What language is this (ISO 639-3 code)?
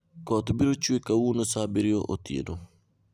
luo